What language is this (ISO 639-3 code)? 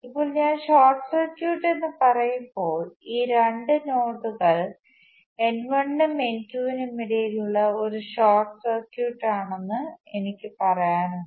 mal